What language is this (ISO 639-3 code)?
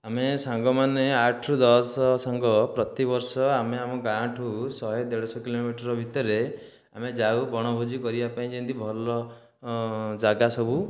ori